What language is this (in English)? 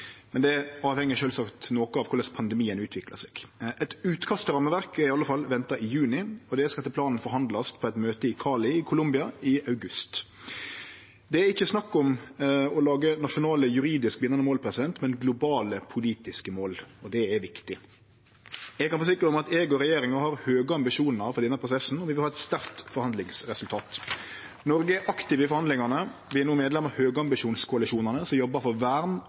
Norwegian Nynorsk